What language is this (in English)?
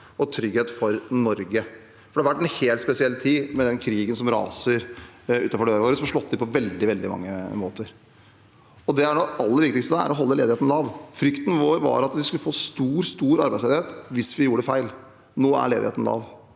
Norwegian